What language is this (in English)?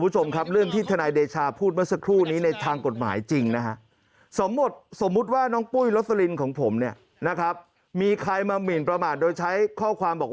Thai